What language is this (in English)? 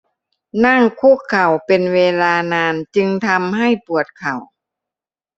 Thai